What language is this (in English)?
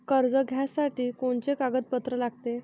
Marathi